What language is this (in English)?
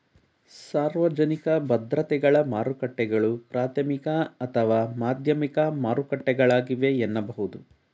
Kannada